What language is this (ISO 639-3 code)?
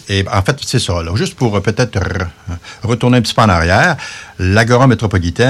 fra